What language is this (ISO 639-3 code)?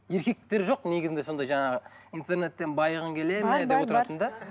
kaz